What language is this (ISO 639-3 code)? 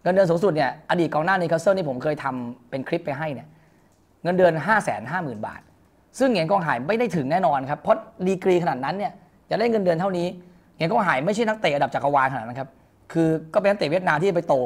tha